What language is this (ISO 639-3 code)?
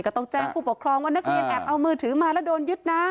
tha